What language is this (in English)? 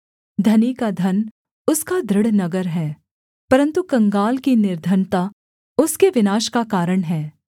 Hindi